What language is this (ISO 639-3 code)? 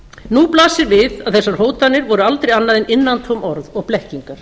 isl